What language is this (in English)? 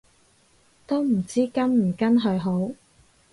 Cantonese